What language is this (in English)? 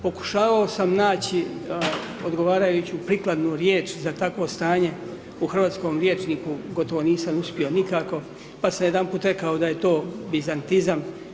Croatian